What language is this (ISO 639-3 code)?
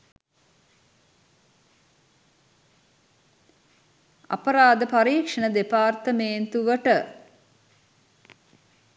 sin